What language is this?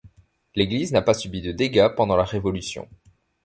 French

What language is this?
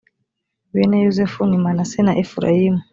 Kinyarwanda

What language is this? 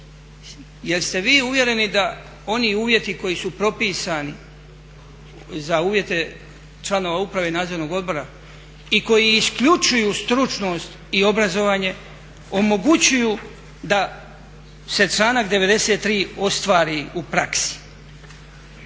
Croatian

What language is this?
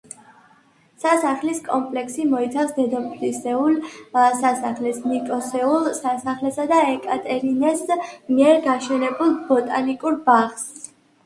Georgian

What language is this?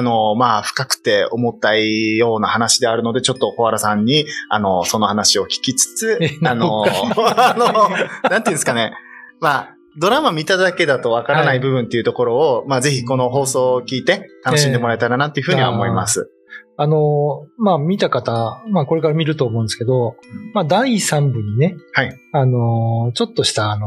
Japanese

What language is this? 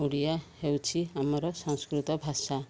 Odia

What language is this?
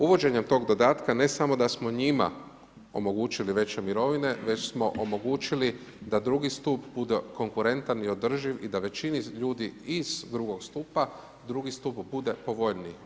Croatian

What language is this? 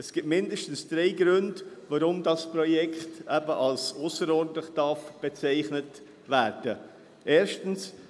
Swiss German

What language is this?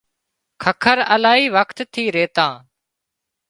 Wadiyara Koli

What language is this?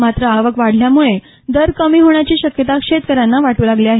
Marathi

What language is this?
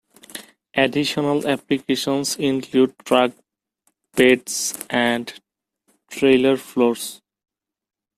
English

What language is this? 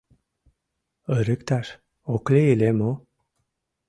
Mari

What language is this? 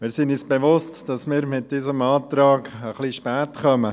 Swiss German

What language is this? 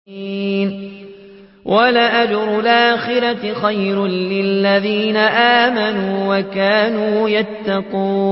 Arabic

